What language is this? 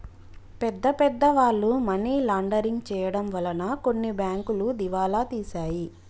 Telugu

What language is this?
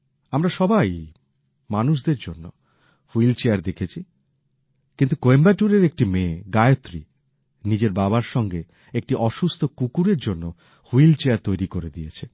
Bangla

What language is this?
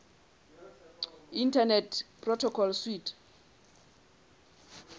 Southern Sotho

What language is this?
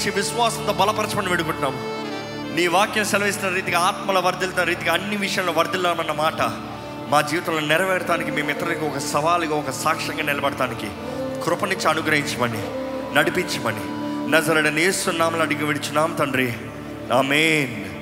Telugu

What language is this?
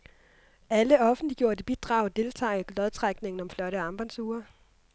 Danish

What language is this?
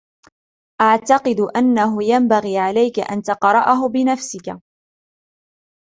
Arabic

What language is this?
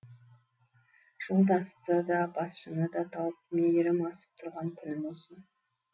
Kazakh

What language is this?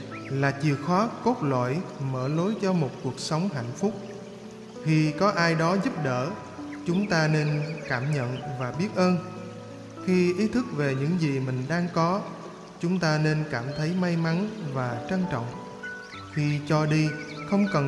Vietnamese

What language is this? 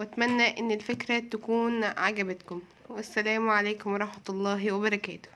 Arabic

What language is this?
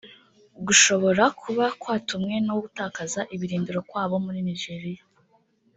Kinyarwanda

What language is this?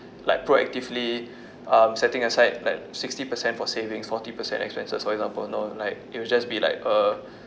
English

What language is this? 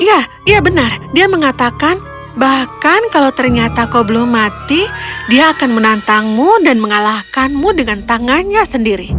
Indonesian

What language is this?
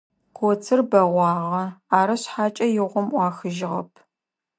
Adyghe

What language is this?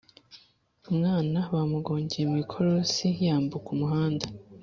Kinyarwanda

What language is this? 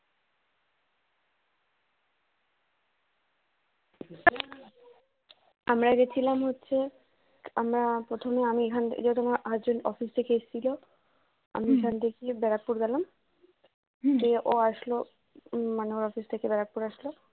Bangla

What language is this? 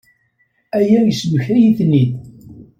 Kabyle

